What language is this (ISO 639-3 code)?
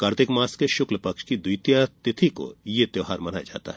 hin